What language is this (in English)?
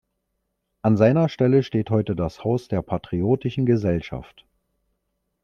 German